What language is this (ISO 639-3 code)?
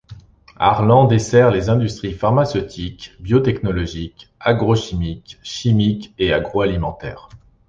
fra